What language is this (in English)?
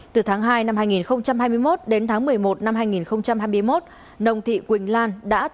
Vietnamese